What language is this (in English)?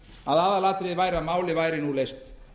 Icelandic